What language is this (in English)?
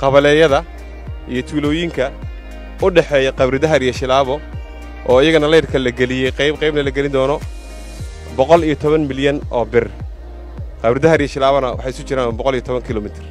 Arabic